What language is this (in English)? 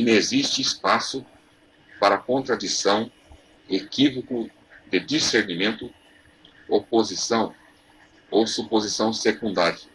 Portuguese